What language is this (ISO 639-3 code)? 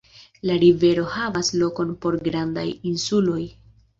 epo